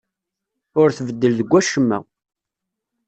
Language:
Kabyle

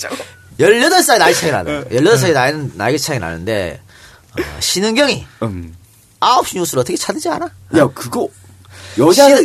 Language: Korean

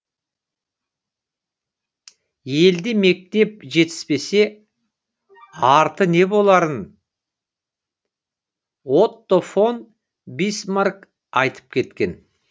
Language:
Kazakh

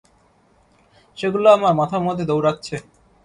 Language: Bangla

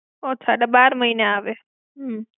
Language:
Gujarati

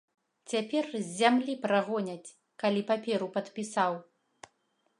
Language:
Belarusian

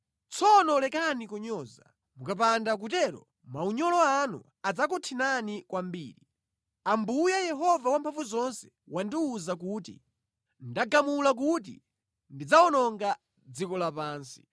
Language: Nyanja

